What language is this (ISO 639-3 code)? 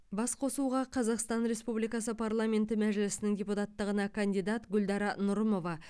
kaz